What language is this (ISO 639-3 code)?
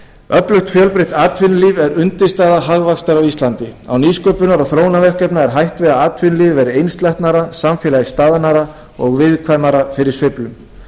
isl